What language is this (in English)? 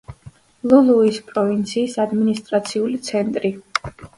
Georgian